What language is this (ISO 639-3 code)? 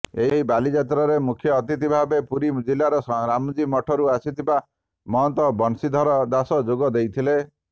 ori